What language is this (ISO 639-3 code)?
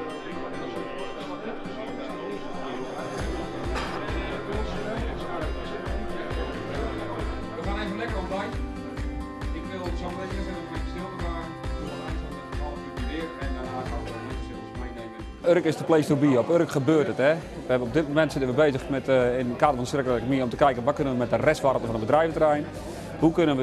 nld